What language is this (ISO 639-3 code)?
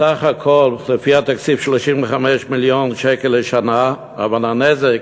heb